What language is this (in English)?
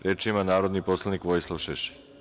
Serbian